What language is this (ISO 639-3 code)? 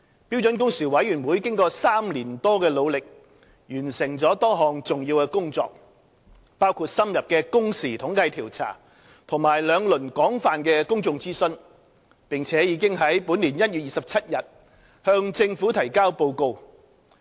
yue